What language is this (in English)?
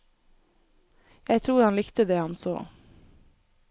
Norwegian